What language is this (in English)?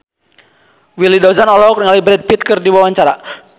Sundanese